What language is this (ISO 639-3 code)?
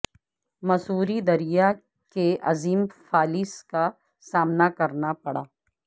urd